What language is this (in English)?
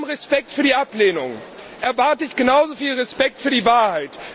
German